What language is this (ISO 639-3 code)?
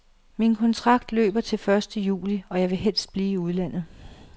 dan